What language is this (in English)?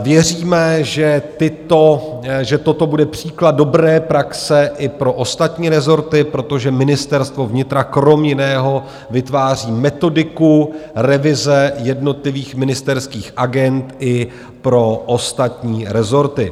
Czech